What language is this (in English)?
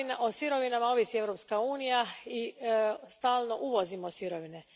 Croatian